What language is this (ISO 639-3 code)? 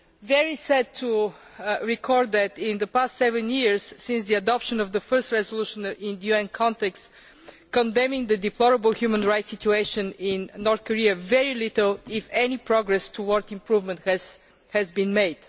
eng